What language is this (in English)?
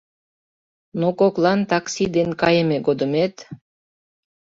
Mari